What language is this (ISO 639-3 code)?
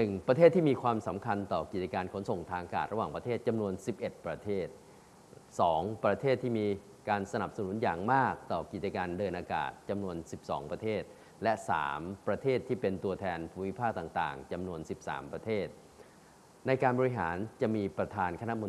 tha